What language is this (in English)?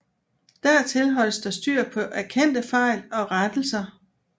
Danish